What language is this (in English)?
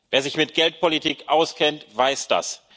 German